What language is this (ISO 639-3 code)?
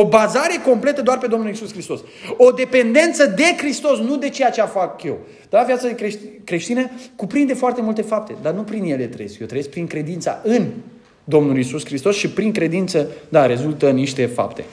ron